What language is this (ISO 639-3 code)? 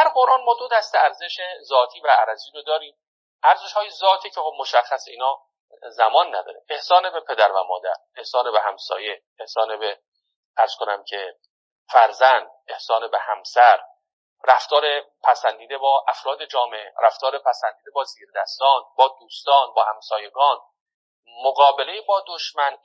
fas